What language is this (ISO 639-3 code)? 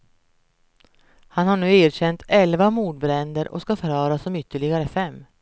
swe